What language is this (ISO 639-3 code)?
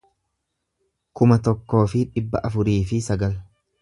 orm